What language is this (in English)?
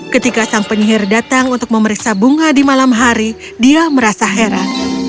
Indonesian